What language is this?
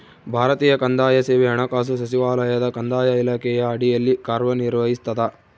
Kannada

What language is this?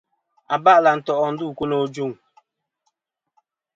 Kom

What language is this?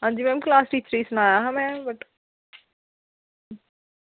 Dogri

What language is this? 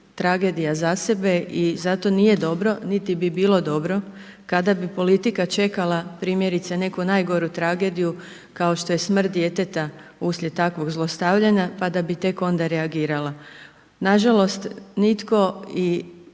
Croatian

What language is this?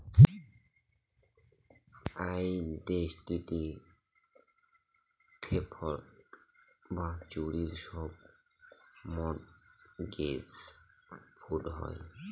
Bangla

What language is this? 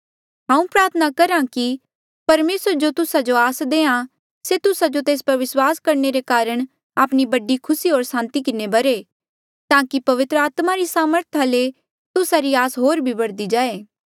Mandeali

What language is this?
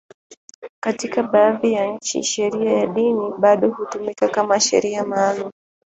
Swahili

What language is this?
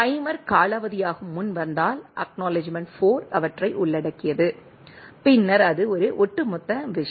Tamil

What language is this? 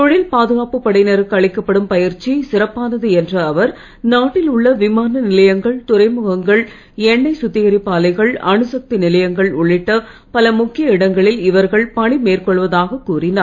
Tamil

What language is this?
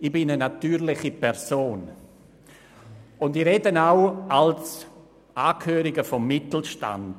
Swiss German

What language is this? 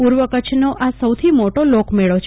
Gujarati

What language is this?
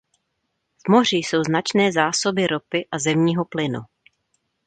Czech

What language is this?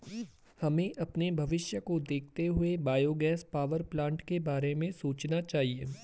Hindi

